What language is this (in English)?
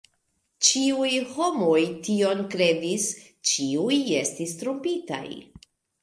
Esperanto